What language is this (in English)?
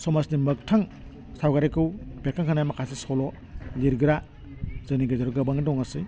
Bodo